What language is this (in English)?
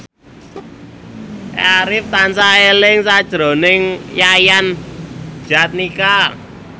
Javanese